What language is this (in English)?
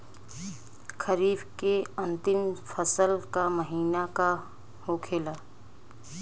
Bhojpuri